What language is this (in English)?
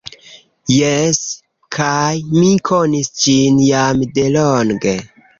Esperanto